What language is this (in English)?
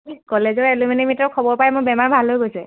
Assamese